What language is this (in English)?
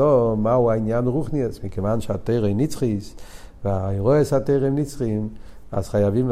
Hebrew